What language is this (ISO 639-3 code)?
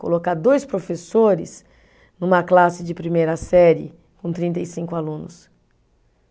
por